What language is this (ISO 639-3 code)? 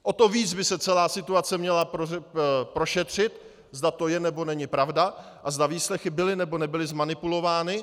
ces